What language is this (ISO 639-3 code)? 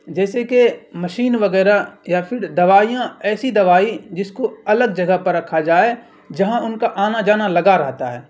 urd